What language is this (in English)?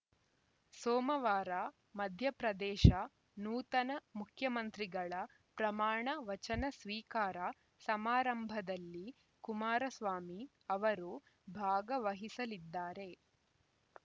Kannada